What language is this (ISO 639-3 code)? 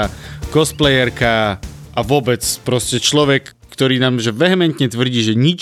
slk